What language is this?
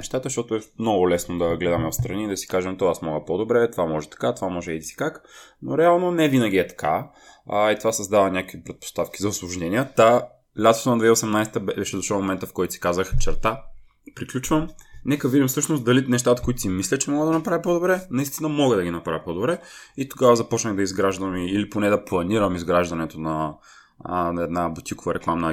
Bulgarian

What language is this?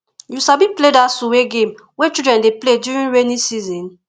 Nigerian Pidgin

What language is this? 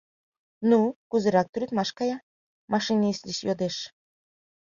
Mari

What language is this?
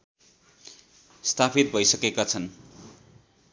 Nepali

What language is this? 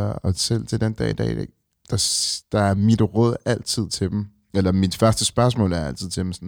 Danish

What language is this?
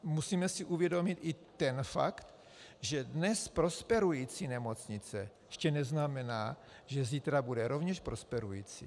Czech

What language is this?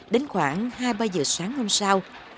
Vietnamese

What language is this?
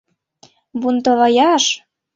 Mari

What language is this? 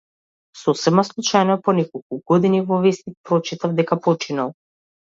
Macedonian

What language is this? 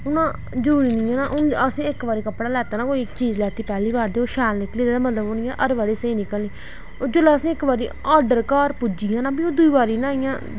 Dogri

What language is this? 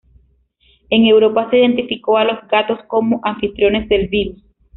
Spanish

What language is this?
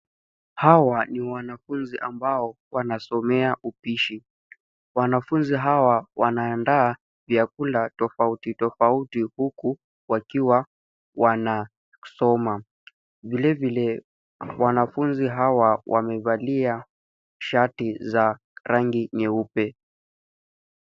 Swahili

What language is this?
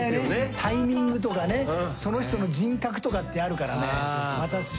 Japanese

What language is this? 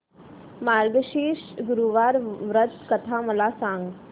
Marathi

